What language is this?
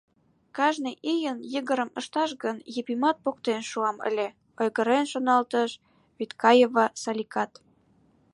Mari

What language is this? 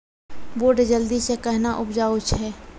Maithili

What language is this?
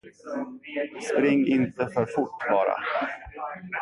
Swedish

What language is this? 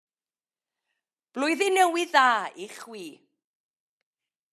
Welsh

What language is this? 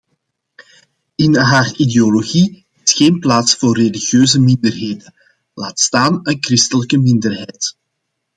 Dutch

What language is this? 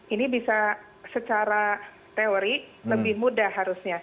Indonesian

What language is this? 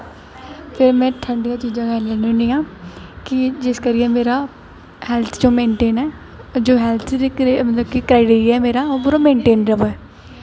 Dogri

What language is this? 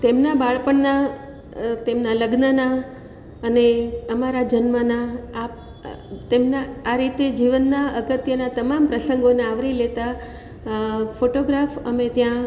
Gujarati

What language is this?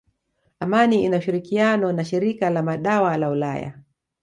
Swahili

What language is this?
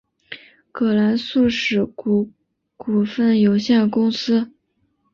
Chinese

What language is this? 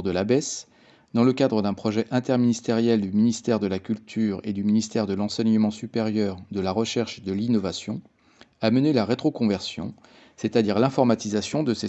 French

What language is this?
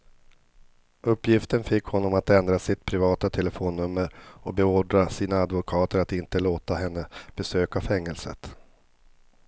Swedish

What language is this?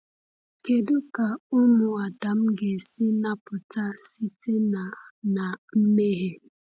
Igbo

